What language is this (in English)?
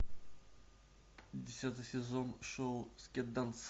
Russian